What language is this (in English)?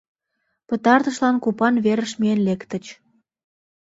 Mari